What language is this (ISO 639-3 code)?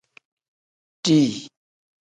kdh